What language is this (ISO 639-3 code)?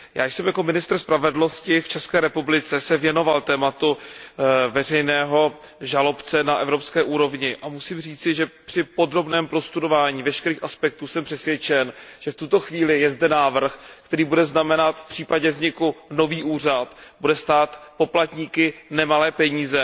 ces